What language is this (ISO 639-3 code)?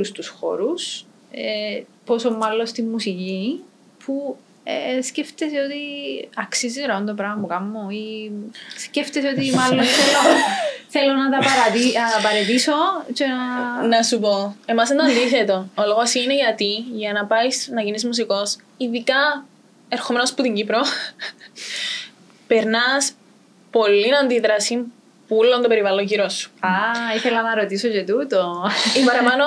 ell